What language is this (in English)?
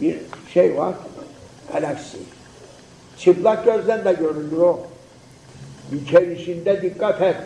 Turkish